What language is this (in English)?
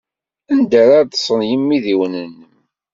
Kabyle